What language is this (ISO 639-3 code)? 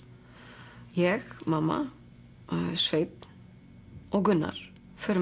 isl